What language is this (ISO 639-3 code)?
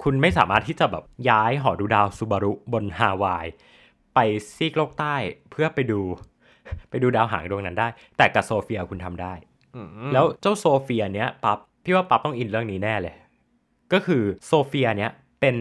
tha